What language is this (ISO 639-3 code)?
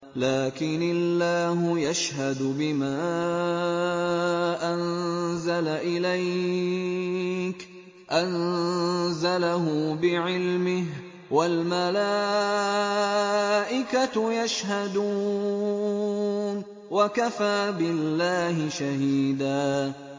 ara